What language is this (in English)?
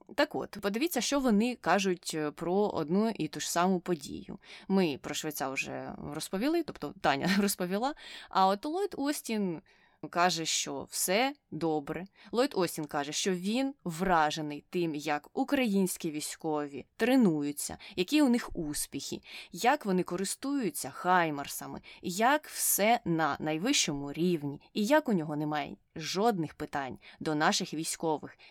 Ukrainian